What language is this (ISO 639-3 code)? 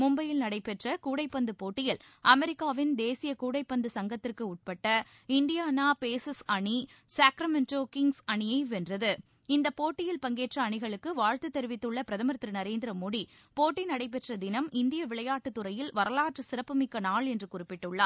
tam